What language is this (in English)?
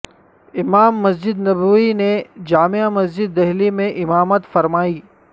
Urdu